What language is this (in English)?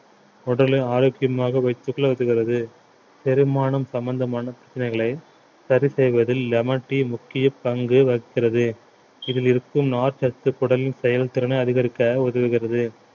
Tamil